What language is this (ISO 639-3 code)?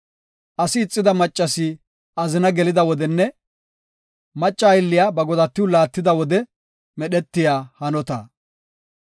gof